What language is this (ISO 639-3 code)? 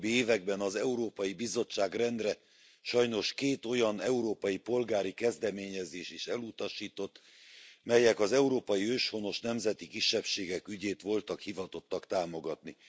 hun